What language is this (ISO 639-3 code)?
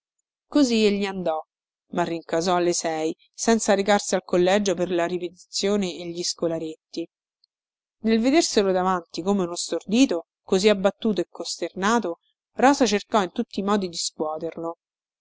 ita